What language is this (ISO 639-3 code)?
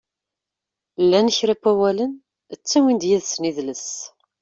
kab